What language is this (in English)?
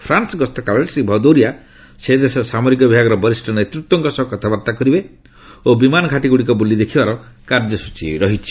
Odia